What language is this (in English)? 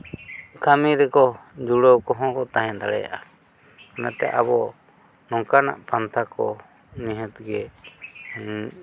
Santali